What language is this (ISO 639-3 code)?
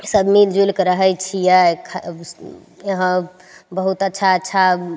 mai